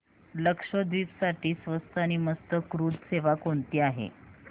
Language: Marathi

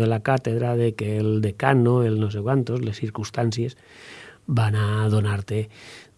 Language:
Spanish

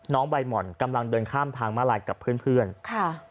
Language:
Thai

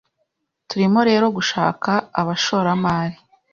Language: Kinyarwanda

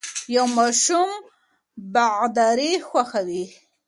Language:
Pashto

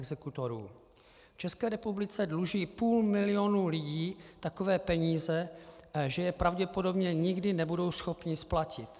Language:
Czech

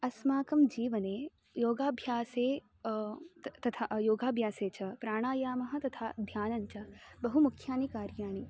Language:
Sanskrit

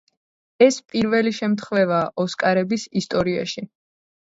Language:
Georgian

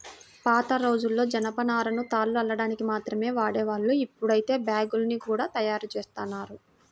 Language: Telugu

